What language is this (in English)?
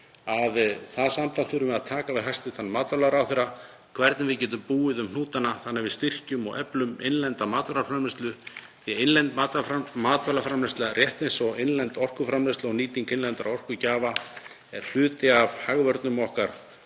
Icelandic